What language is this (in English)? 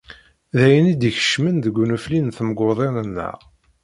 Kabyle